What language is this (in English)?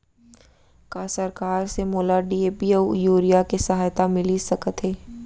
Chhattisgarhi